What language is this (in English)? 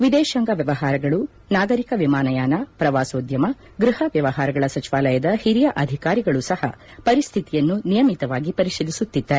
Kannada